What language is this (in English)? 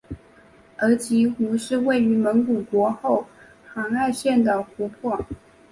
Chinese